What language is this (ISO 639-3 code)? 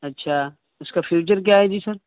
urd